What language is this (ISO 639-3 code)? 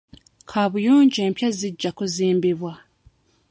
lug